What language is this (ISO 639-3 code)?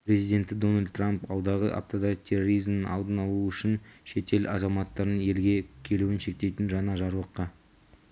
kaz